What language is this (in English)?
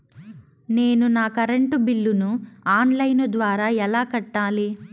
Telugu